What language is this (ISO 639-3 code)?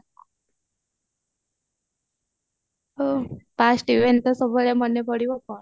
ori